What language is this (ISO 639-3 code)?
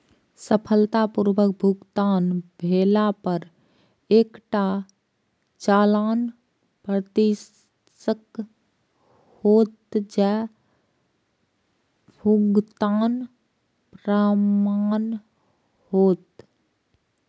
mai